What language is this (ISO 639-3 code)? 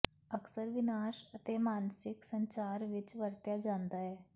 pan